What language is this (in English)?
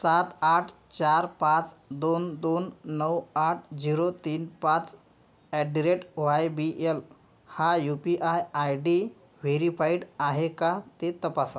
Marathi